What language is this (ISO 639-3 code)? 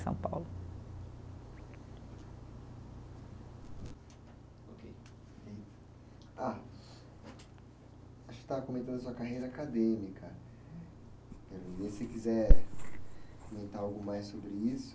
por